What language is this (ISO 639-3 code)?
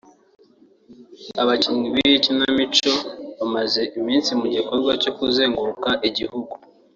kin